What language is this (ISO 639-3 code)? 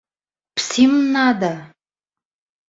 bak